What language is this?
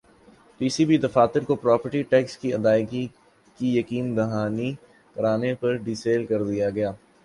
Urdu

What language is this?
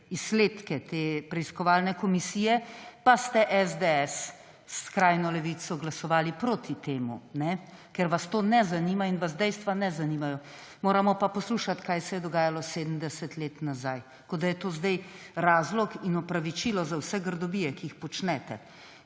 Slovenian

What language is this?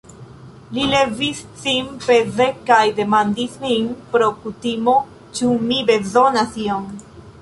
Esperanto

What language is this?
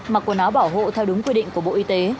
Vietnamese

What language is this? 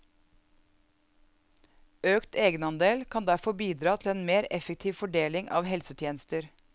Norwegian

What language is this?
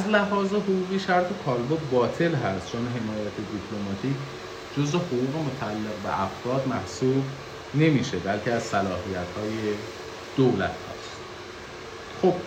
Persian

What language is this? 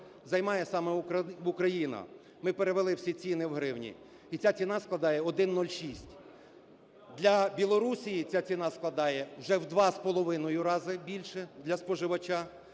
Ukrainian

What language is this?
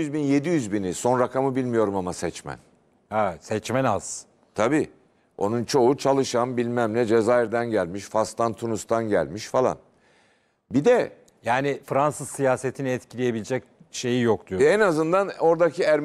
Turkish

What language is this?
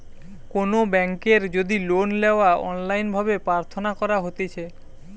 Bangla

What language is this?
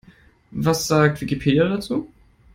German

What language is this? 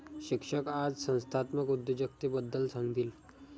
Marathi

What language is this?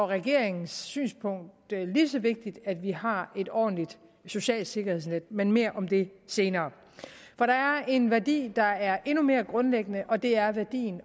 Danish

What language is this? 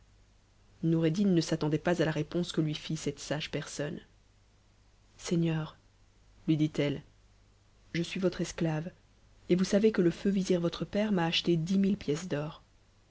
French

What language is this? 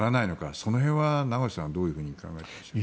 Japanese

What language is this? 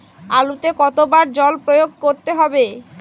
Bangla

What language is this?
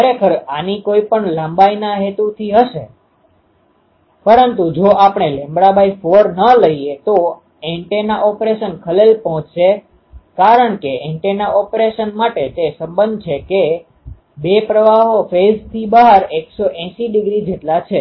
Gujarati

